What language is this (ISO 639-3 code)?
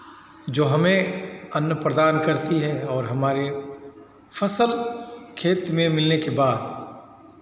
hin